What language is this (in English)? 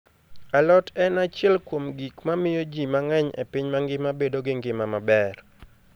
Luo (Kenya and Tanzania)